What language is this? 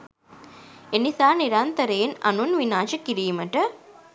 Sinhala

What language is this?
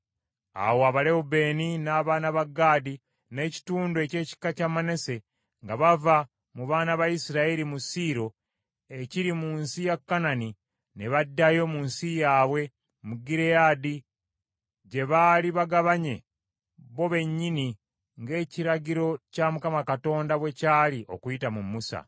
Ganda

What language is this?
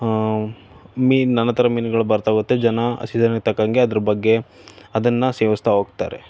Kannada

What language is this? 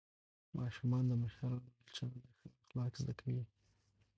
Pashto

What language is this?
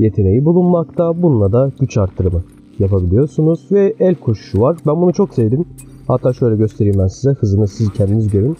Turkish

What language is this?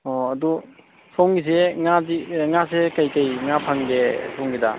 Manipuri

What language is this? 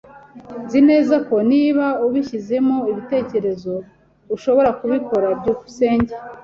Kinyarwanda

